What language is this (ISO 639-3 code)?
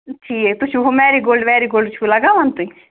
kas